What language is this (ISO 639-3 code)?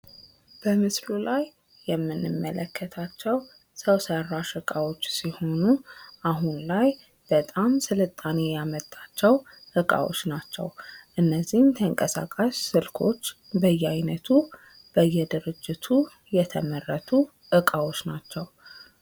amh